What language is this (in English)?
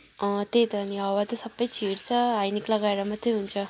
Nepali